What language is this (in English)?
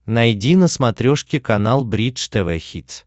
Russian